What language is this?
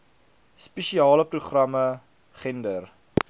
Afrikaans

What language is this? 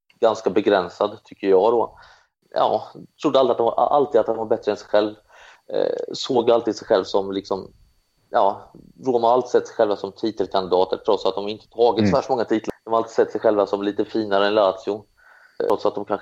Swedish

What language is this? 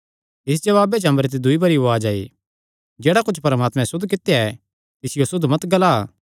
Kangri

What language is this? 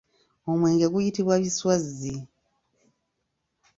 Ganda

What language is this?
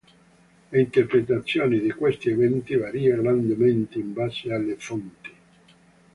Italian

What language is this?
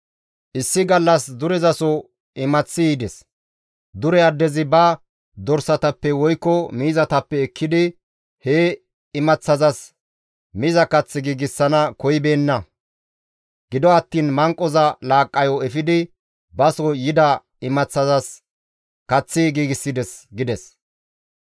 Gamo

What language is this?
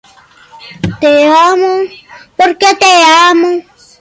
Spanish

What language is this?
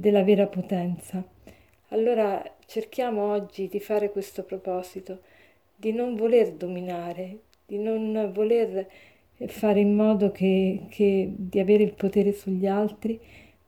Italian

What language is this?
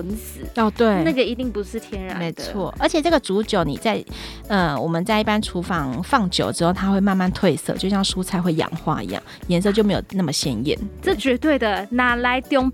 Chinese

